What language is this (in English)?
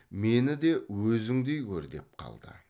Kazakh